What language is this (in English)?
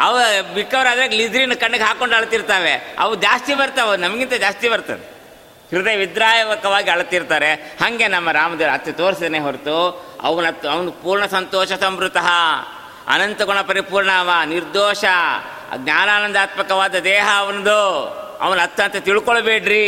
Kannada